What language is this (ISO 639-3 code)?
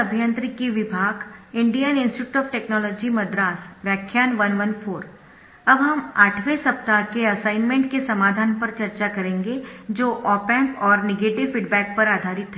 hin